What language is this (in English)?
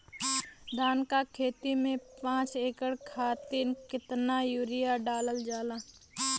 Bhojpuri